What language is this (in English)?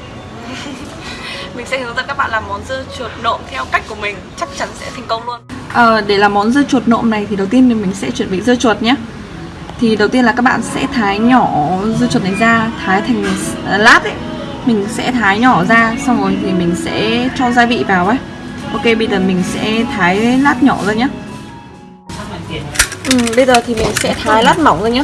Vietnamese